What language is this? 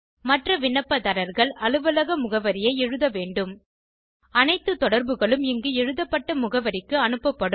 Tamil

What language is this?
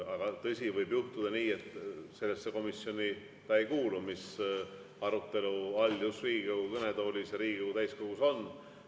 Estonian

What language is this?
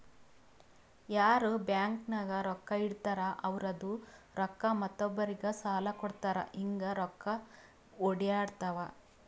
Kannada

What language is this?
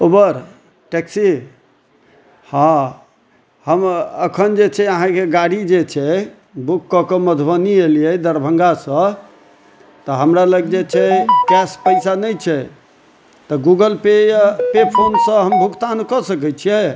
Maithili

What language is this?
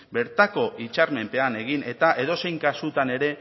Basque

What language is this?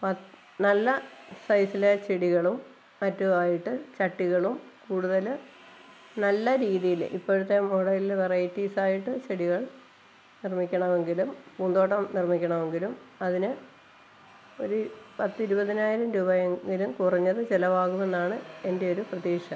Malayalam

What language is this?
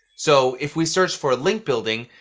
English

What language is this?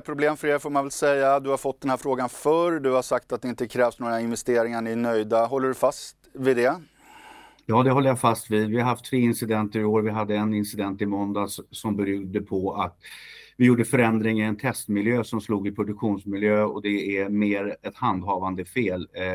Swedish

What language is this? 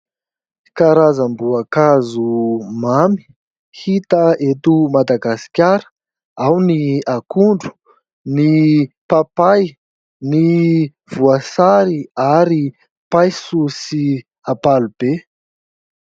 Malagasy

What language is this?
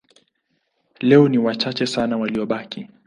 Swahili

